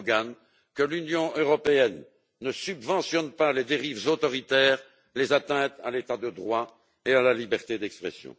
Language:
French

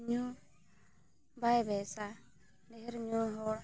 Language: Santali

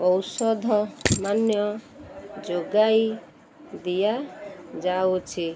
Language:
Odia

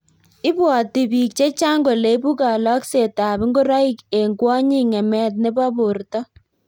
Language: Kalenjin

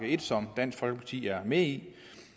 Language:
Danish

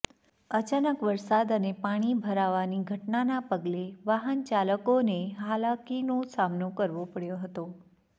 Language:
Gujarati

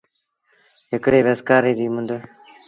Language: Sindhi Bhil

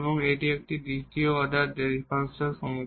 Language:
Bangla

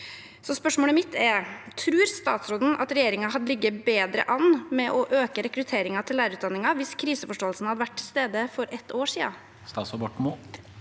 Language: Norwegian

